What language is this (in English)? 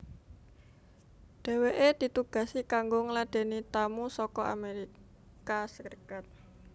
Javanese